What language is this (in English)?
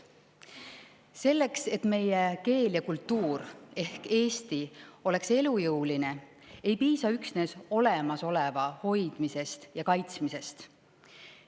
Estonian